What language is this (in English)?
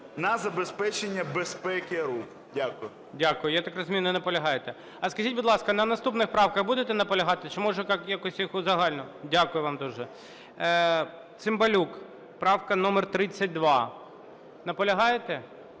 Ukrainian